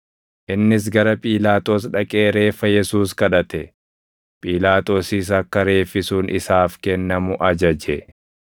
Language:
Oromo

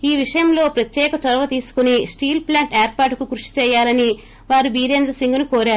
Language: Telugu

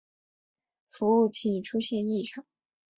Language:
Chinese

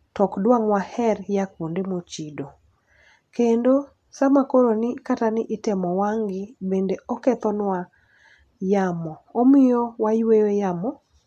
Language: Luo (Kenya and Tanzania)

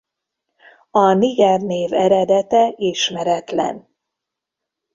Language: Hungarian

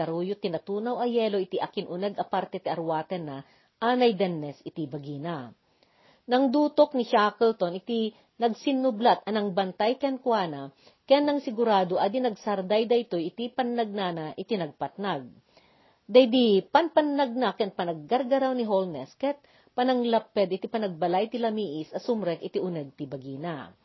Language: Filipino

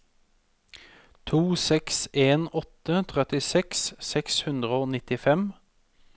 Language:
Norwegian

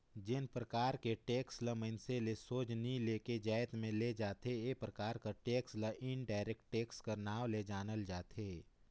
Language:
Chhattisgarhi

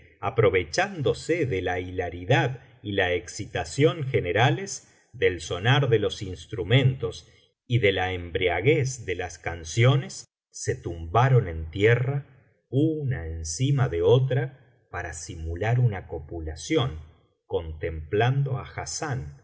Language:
Spanish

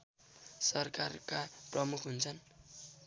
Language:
Nepali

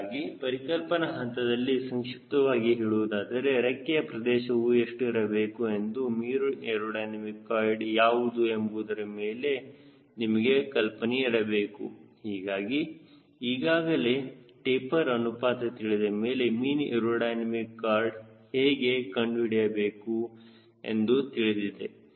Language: Kannada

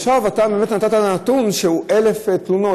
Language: Hebrew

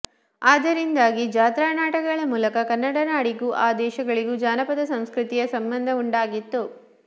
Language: Kannada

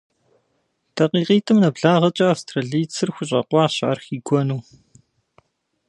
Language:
Kabardian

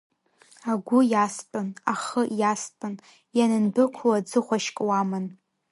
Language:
Abkhazian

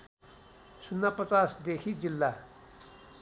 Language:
Nepali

